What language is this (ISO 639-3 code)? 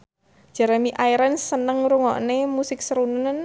jav